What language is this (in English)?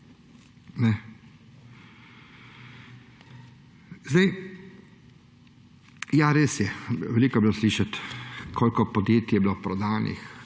Slovenian